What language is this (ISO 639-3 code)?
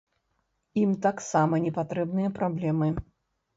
bel